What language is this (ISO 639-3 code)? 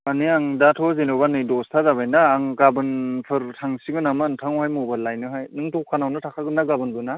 brx